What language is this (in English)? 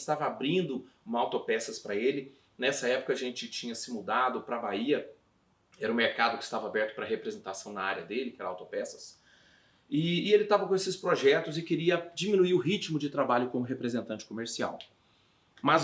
Portuguese